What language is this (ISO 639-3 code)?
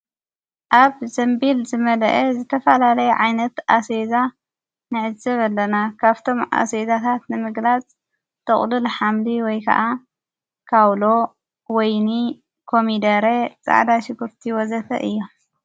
tir